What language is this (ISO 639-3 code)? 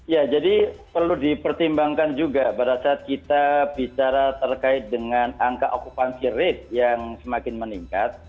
ind